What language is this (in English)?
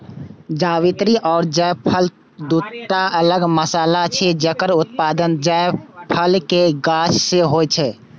Maithili